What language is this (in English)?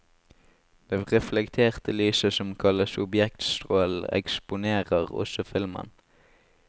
Norwegian